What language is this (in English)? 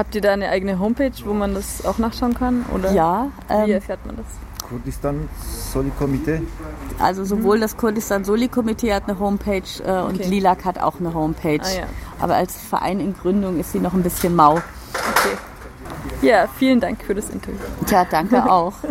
German